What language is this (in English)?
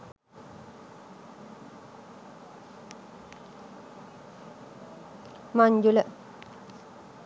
Sinhala